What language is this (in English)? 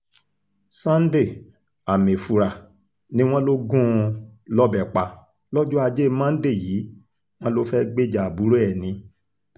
Yoruba